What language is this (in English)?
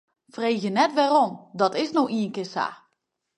Western Frisian